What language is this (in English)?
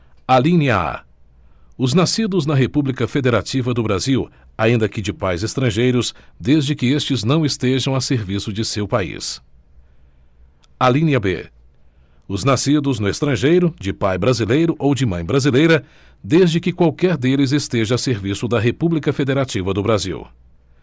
Portuguese